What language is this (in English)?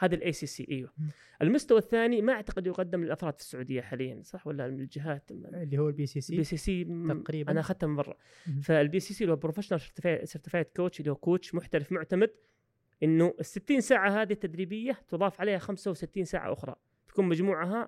Arabic